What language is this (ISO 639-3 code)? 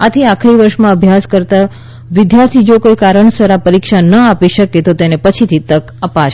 guj